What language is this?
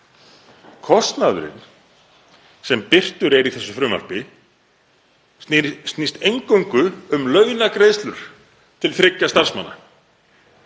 Icelandic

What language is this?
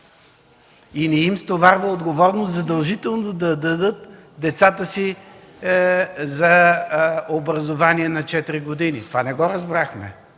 Bulgarian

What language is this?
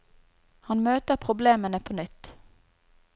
Norwegian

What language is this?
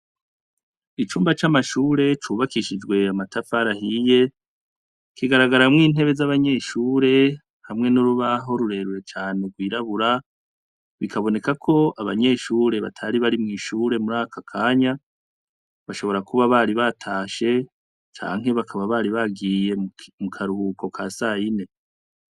Rundi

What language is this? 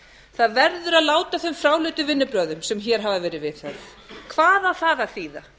Icelandic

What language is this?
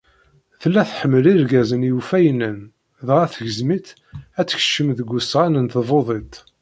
Kabyle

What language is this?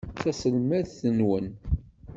Kabyle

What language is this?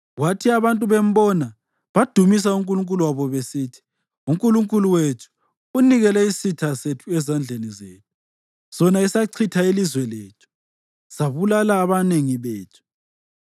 North Ndebele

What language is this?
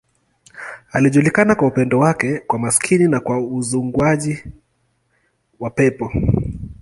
Swahili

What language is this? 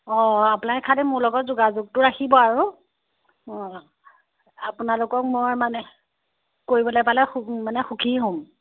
Assamese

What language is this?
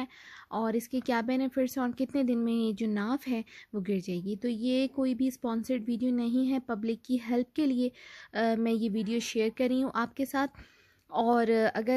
Hindi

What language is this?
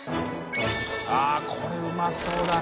Japanese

